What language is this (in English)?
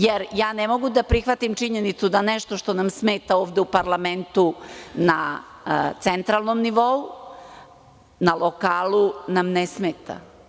Serbian